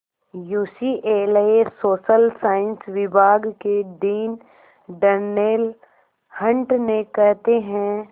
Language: Hindi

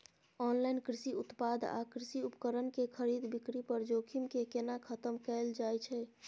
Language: Maithili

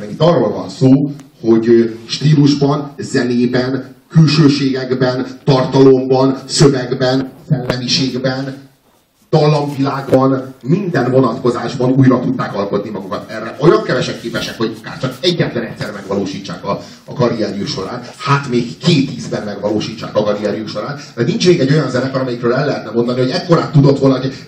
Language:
Hungarian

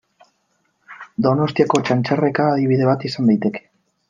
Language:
Basque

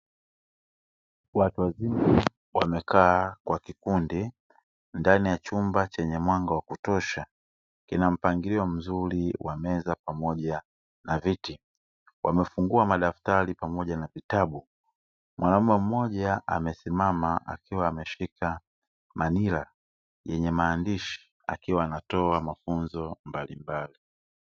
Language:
Swahili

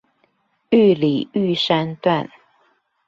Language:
Chinese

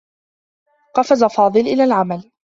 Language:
Arabic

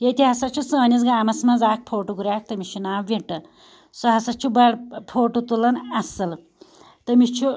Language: Kashmiri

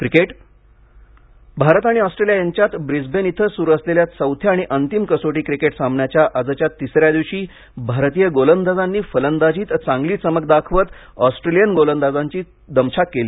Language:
Marathi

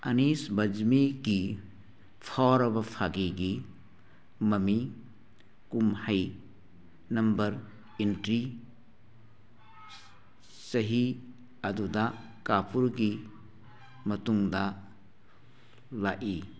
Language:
Manipuri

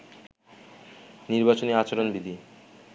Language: Bangla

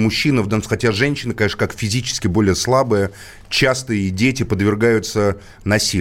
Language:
Russian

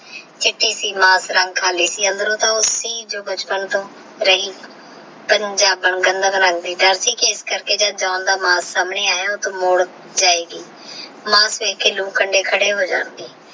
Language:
Punjabi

